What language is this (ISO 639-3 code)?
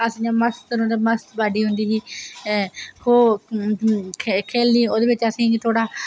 doi